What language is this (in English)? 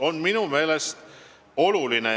Estonian